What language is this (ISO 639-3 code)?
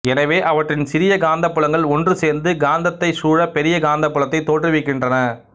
tam